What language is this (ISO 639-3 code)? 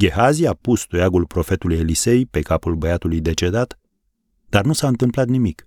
ron